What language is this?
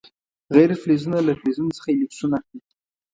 Pashto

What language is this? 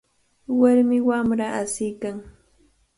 Cajatambo North Lima Quechua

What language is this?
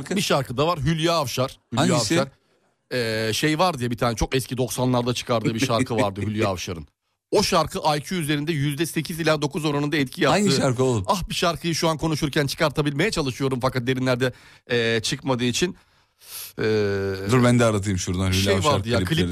Turkish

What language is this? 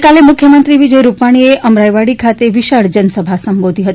Gujarati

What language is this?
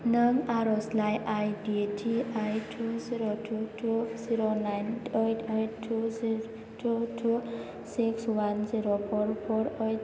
Bodo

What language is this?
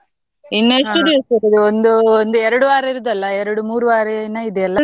Kannada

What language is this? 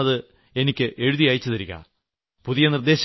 Malayalam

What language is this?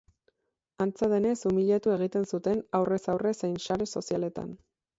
Basque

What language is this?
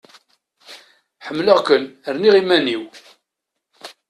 Kabyle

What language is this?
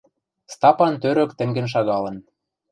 Western Mari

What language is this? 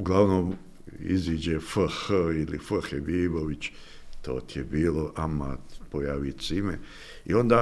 Croatian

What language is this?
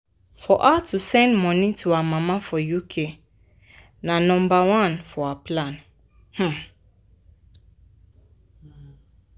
Nigerian Pidgin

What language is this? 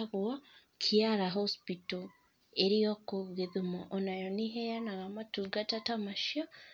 Kikuyu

